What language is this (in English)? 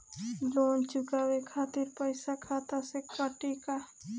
Bhojpuri